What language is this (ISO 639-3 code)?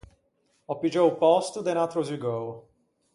lij